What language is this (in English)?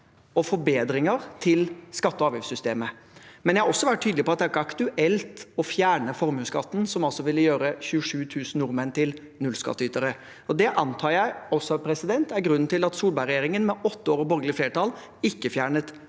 Norwegian